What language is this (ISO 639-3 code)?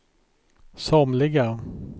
swe